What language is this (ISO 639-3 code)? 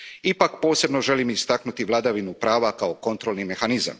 hrv